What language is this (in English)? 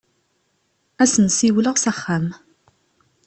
Kabyle